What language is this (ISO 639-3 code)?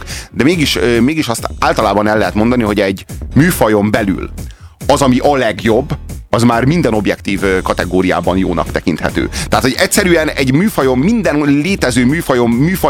hun